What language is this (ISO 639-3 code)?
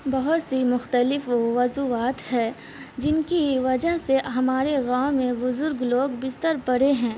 urd